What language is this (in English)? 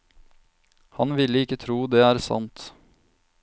Norwegian